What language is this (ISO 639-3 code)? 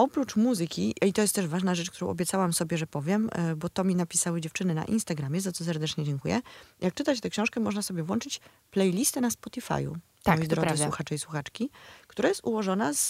pol